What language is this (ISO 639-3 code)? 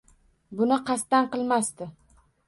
uzb